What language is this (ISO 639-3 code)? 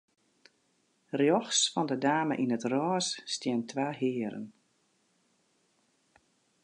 fry